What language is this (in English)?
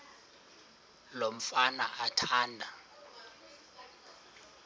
Xhosa